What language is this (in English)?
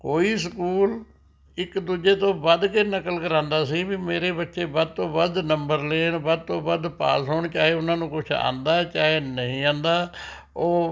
Punjabi